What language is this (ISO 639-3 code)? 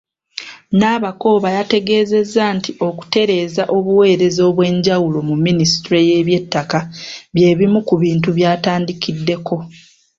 lug